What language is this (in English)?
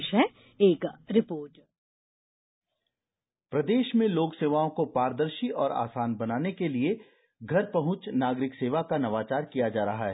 Hindi